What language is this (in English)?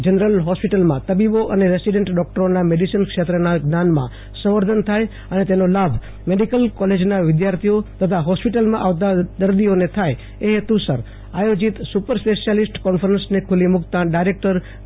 Gujarati